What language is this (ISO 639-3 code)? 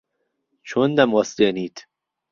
ckb